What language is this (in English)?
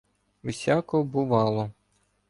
Ukrainian